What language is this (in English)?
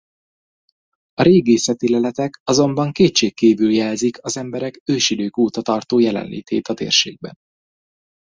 Hungarian